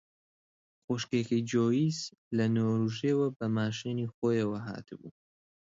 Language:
Central Kurdish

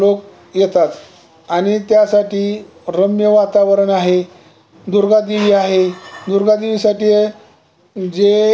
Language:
Marathi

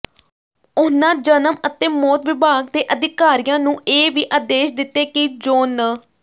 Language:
Punjabi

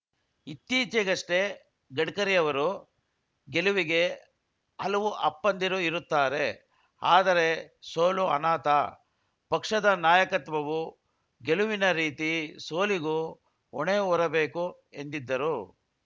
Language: Kannada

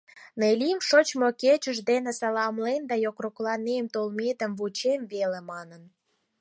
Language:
Mari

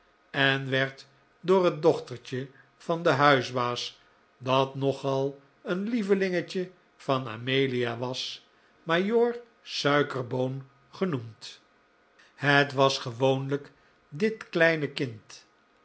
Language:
Dutch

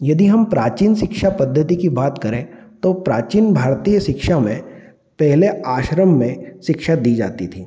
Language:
Hindi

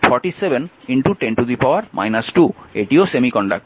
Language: Bangla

